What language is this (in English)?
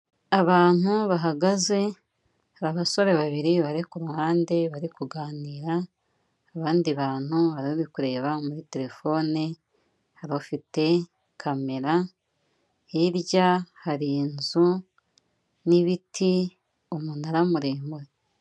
Kinyarwanda